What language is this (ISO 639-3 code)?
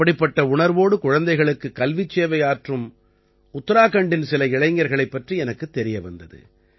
tam